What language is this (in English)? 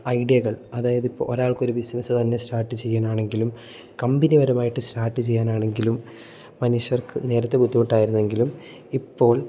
Malayalam